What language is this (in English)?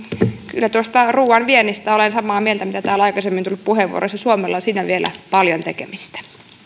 Finnish